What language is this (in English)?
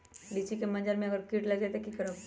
Magahi